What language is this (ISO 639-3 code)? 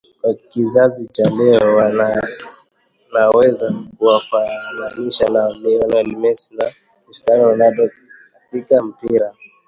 swa